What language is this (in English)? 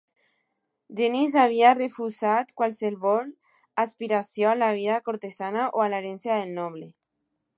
Catalan